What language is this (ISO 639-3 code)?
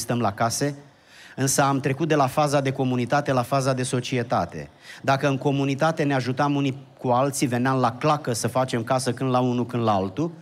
ron